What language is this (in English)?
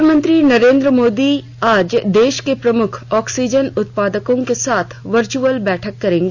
Hindi